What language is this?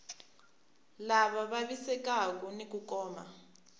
Tsonga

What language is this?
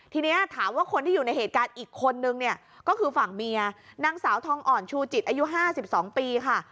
Thai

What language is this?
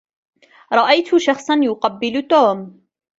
Arabic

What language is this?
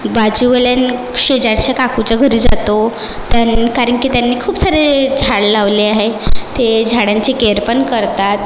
Marathi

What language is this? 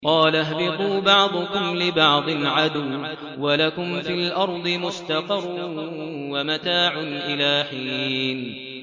Arabic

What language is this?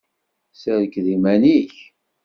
Kabyle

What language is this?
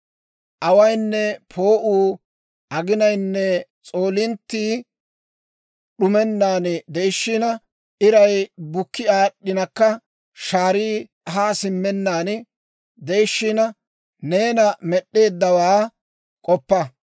Dawro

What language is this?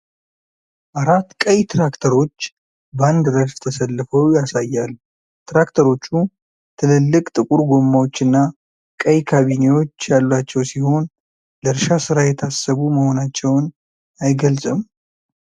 Amharic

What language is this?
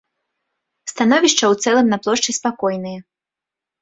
Belarusian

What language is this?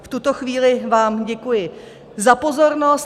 Czech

